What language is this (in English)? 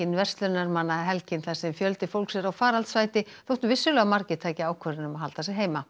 Icelandic